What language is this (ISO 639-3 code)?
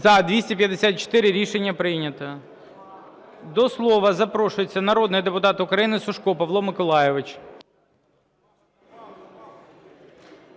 ukr